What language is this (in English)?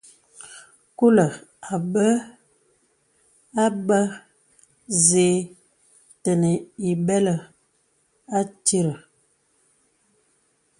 Bebele